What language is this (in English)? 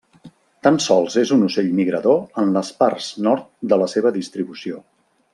Catalan